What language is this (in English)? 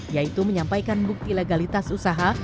Indonesian